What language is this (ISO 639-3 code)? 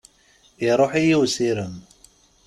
kab